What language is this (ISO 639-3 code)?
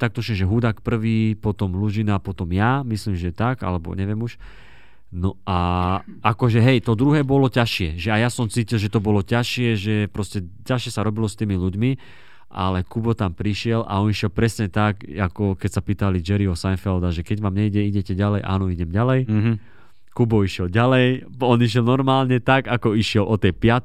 slk